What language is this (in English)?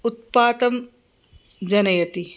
Sanskrit